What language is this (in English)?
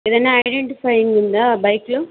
Telugu